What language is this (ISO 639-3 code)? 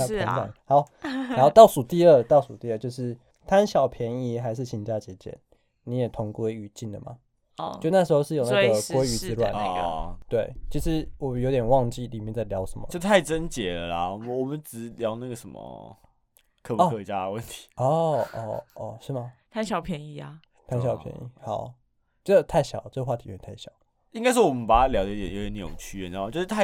zho